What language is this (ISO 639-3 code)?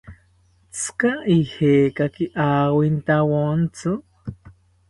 cpy